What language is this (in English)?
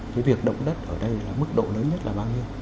Vietnamese